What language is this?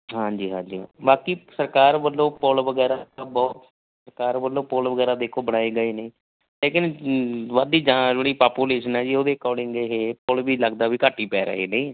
Punjabi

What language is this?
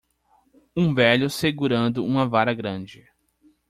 Portuguese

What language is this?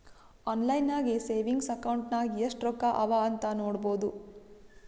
Kannada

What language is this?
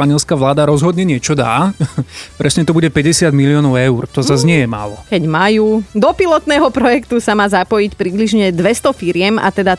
Slovak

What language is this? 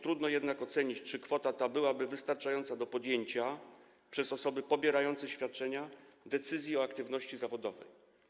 Polish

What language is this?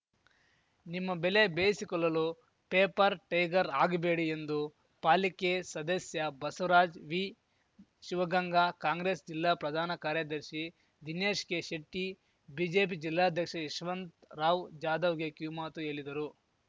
Kannada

